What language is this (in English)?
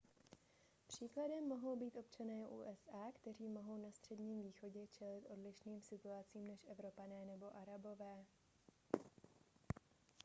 Czech